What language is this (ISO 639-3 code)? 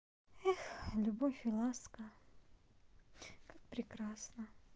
rus